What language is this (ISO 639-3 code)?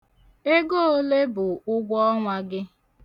ibo